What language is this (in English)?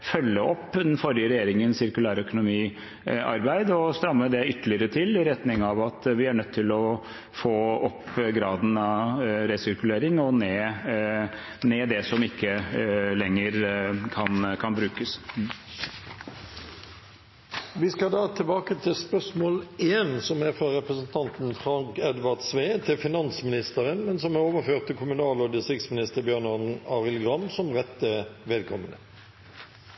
Norwegian